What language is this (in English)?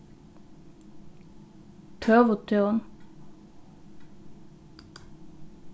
Faroese